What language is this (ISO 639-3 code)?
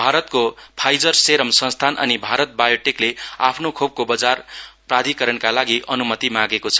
nep